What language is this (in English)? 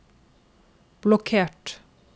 Norwegian